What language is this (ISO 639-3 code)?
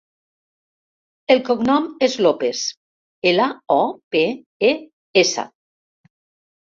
cat